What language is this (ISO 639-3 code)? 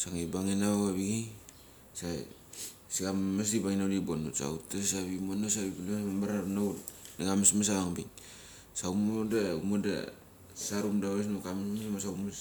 gcc